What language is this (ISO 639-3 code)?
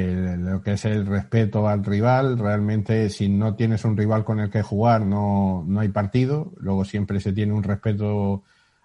spa